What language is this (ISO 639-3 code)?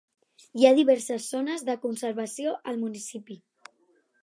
cat